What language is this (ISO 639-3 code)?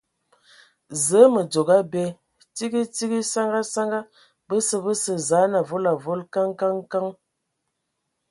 ewo